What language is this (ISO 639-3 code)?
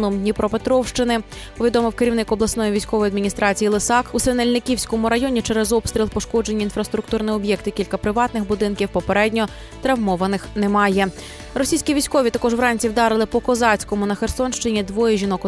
ukr